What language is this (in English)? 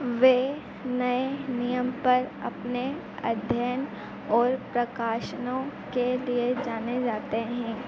Hindi